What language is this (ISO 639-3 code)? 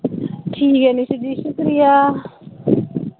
doi